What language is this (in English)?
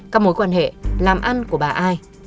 Vietnamese